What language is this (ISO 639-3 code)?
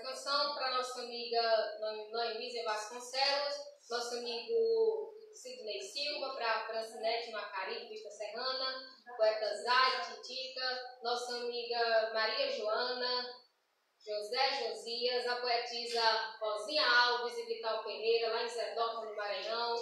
por